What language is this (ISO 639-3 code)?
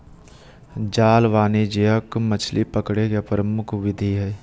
mag